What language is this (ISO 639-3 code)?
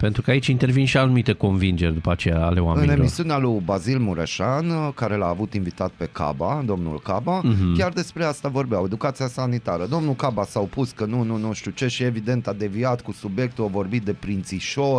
ron